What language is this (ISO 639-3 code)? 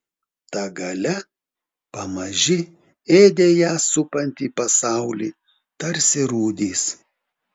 lit